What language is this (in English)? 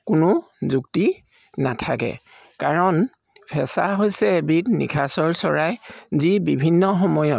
Assamese